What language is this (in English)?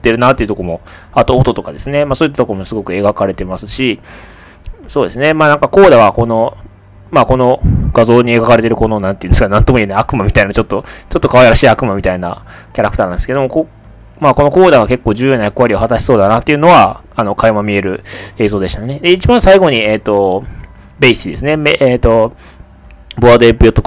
Japanese